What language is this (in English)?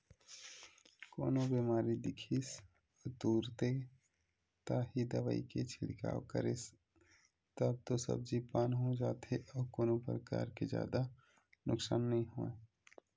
Chhattisgarhi